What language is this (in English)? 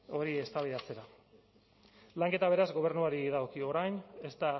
Basque